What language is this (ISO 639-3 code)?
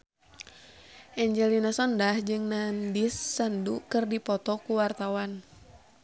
sun